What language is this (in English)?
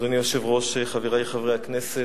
Hebrew